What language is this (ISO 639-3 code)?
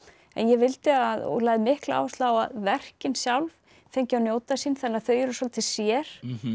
isl